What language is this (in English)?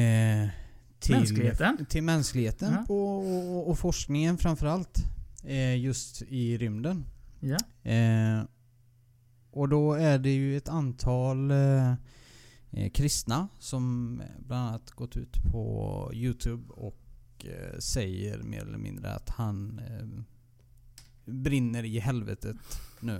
Swedish